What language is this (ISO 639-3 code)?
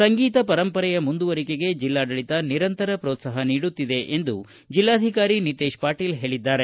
kan